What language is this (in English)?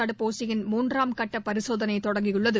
Tamil